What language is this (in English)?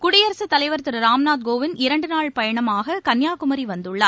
Tamil